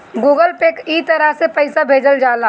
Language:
Bhojpuri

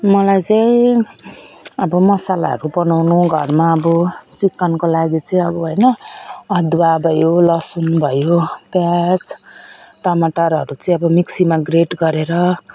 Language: Nepali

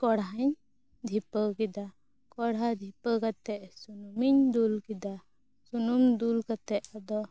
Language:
Santali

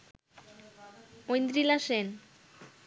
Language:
Bangla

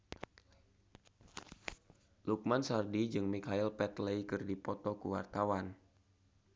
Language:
Sundanese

